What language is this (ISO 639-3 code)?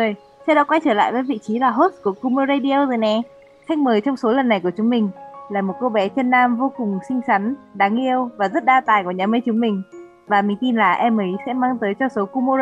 vie